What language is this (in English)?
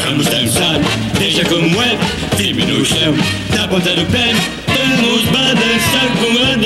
Portuguese